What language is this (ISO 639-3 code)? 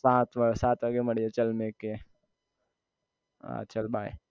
guj